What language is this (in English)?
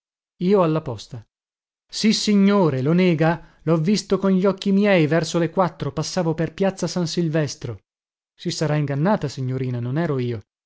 Italian